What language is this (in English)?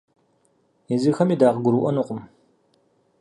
Kabardian